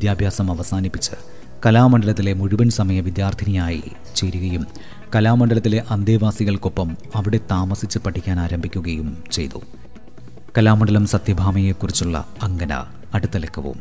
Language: Malayalam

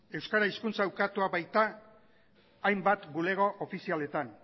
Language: Basque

